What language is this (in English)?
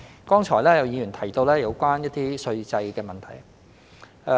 Cantonese